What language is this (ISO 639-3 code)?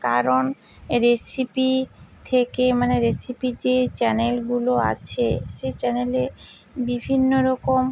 ben